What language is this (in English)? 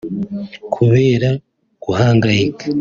Kinyarwanda